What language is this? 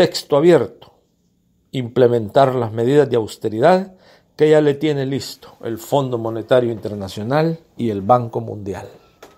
Spanish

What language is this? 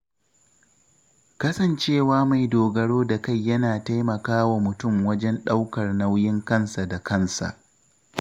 Hausa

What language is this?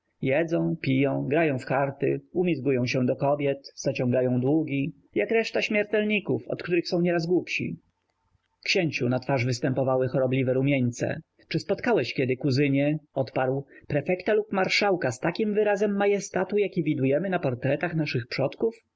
Polish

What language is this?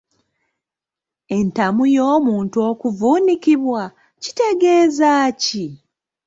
Ganda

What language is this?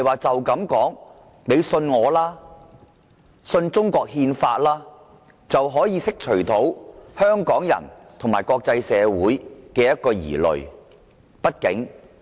Cantonese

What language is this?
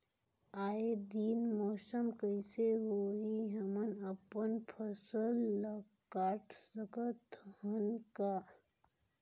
Chhattisgarhi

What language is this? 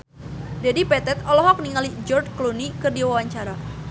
Sundanese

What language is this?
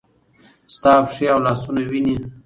Pashto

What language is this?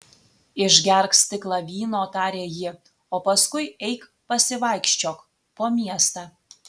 Lithuanian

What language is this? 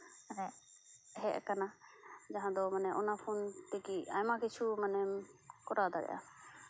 Santali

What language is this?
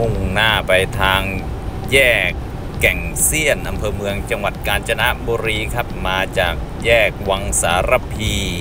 Thai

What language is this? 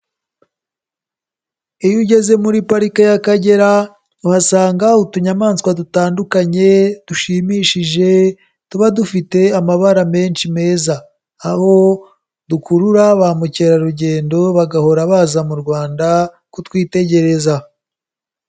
Kinyarwanda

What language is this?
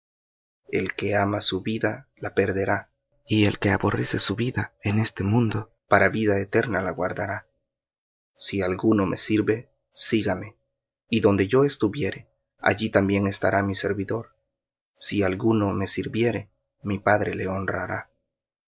Spanish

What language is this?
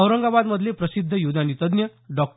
Marathi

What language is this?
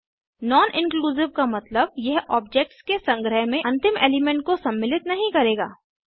Hindi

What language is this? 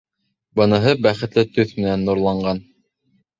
Bashkir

